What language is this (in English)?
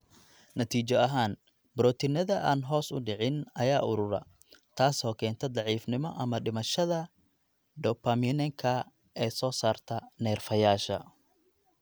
Somali